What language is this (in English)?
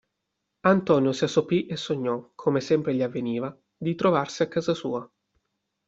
Italian